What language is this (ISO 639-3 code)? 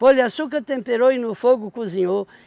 por